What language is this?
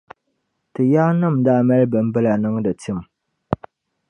Dagbani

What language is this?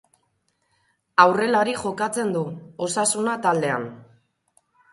Basque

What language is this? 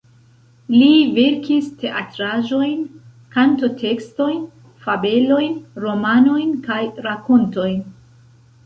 Esperanto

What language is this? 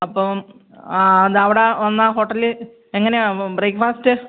Malayalam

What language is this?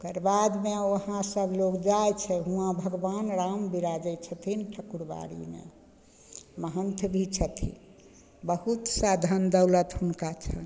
Maithili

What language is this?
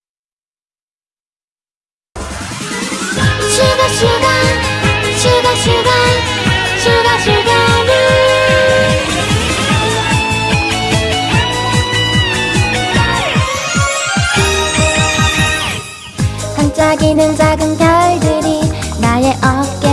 Korean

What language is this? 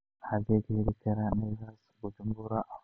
Somali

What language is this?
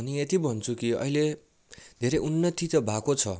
Nepali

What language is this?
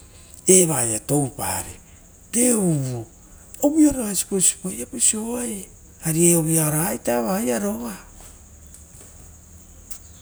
Rotokas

